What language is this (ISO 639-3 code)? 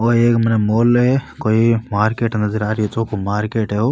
raj